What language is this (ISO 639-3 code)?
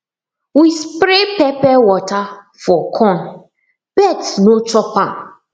pcm